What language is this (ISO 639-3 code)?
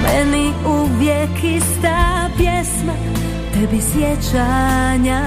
hrv